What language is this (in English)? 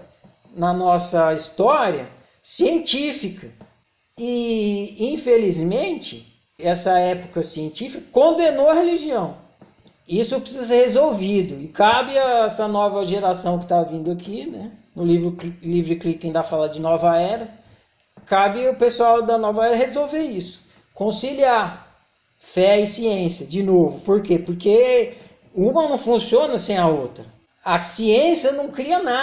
Portuguese